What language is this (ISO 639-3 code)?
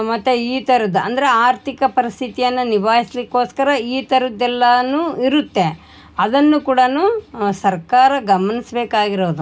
kan